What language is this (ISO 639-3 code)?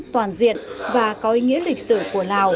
vie